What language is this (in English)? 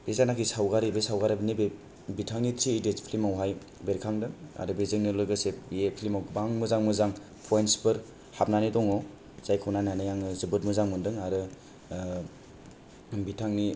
Bodo